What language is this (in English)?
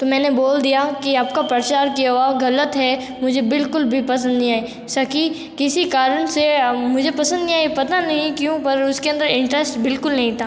Hindi